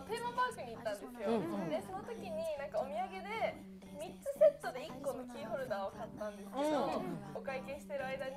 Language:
Japanese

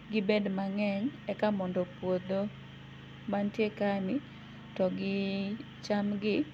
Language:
Luo (Kenya and Tanzania)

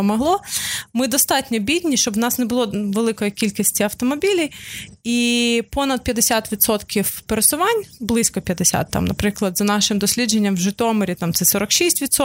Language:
Ukrainian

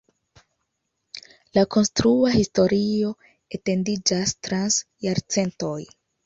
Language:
Esperanto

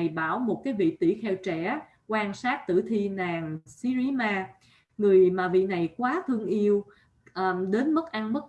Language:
Vietnamese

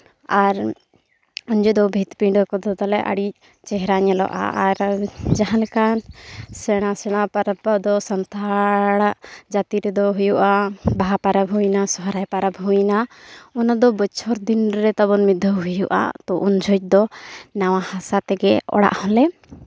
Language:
Santali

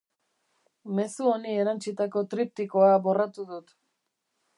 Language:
Basque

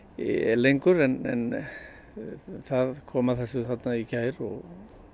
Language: Icelandic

